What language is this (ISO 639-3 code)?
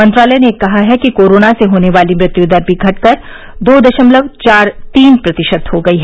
hin